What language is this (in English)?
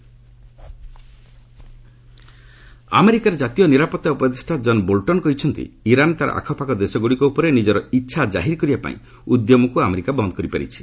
Odia